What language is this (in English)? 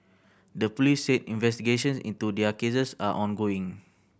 English